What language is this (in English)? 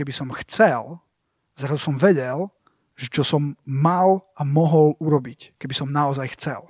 Slovak